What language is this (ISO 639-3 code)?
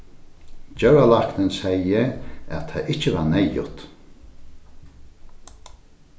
fao